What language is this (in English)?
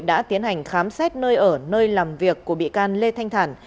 Vietnamese